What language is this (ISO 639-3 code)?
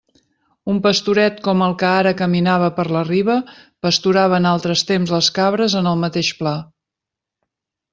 cat